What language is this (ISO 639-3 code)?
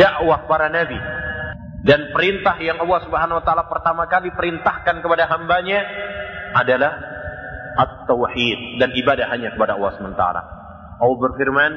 ind